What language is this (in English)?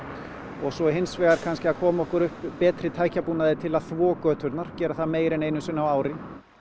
Icelandic